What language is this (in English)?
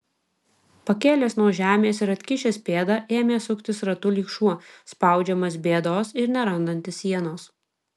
Lithuanian